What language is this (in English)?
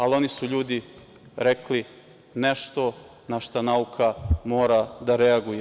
Serbian